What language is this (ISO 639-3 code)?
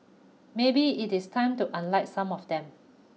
eng